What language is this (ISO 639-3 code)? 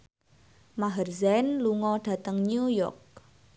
jav